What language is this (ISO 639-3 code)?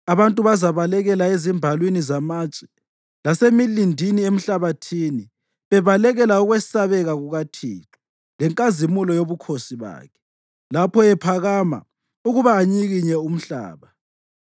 nde